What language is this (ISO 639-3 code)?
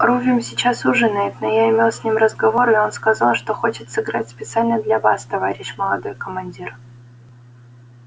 rus